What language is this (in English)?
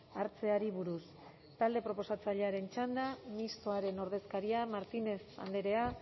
Basque